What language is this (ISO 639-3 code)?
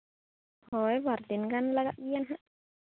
sat